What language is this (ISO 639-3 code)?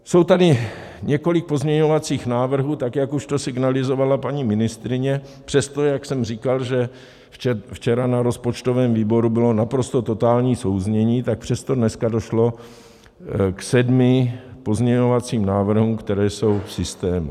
ces